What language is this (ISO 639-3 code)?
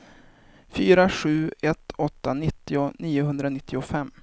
swe